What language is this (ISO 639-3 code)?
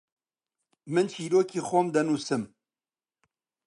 ckb